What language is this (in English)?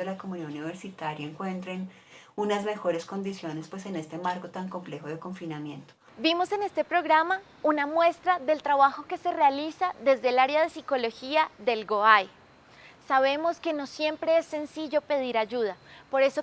Spanish